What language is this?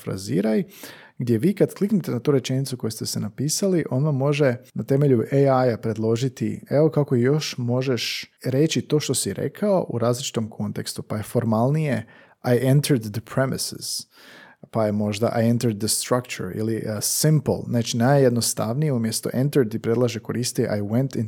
Croatian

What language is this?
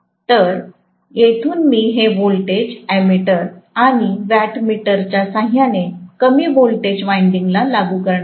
Marathi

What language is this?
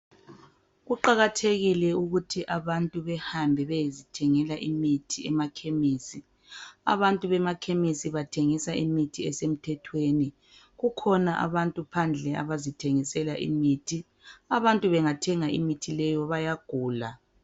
North Ndebele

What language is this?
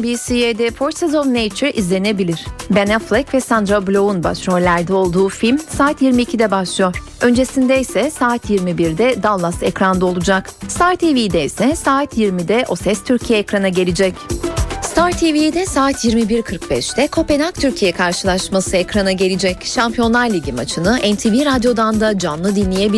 Turkish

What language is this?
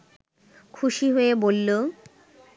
Bangla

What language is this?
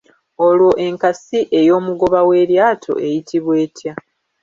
Ganda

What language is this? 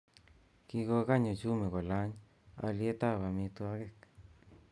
Kalenjin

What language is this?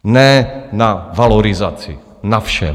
Czech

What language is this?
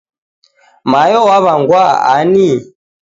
Taita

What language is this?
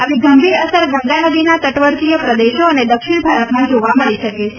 Gujarati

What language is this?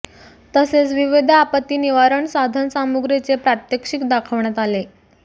Marathi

